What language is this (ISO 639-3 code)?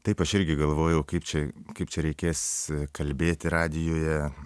lit